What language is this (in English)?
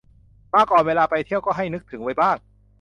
Thai